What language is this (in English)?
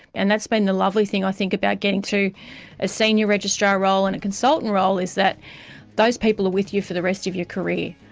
English